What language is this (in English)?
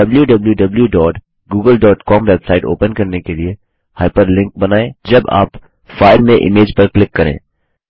Hindi